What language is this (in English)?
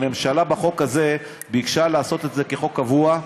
Hebrew